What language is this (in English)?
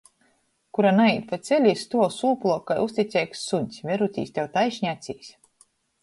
Latgalian